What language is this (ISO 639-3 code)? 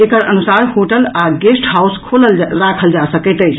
mai